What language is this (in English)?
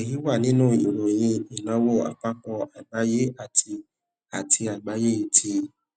Yoruba